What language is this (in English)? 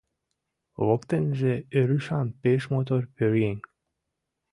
Mari